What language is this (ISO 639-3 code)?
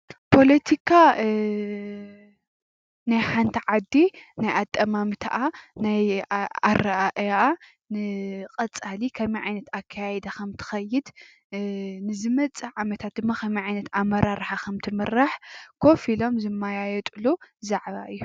tir